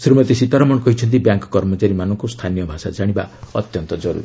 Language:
Odia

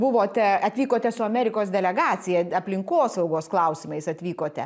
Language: Lithuanian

